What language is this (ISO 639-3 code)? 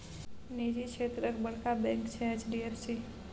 mai